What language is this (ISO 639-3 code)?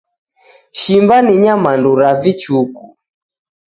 dav